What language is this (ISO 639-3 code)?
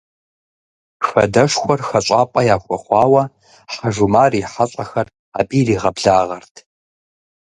kbd